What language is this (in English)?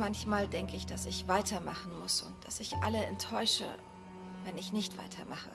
German